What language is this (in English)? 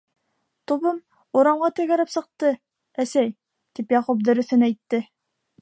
Bashkir